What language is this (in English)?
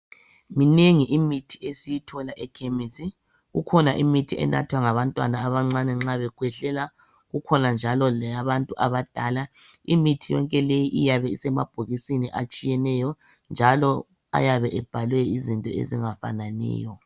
North Ndebele